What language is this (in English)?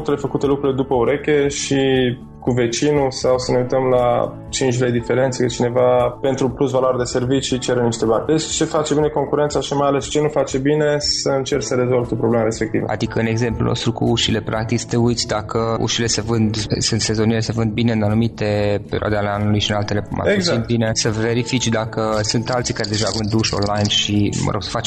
Romanian